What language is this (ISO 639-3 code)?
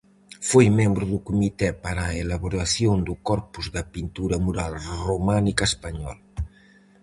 glg